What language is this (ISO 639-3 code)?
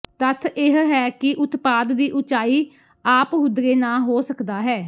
pan